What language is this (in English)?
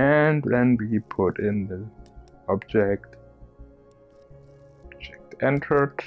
English